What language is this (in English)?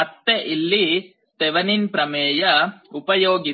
Kannada